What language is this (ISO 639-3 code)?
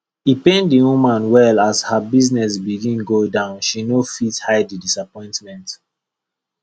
pcm